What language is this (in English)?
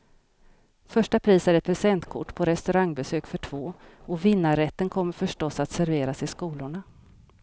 Swedish